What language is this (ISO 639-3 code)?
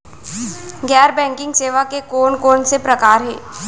hne